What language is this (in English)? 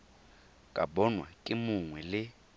Tswana